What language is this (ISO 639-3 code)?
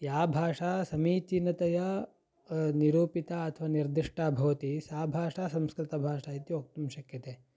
san